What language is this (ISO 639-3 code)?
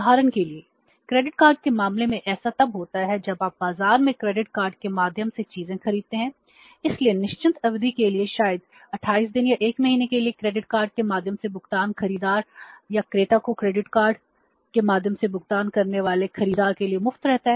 hin